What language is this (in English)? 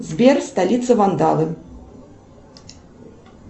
Russian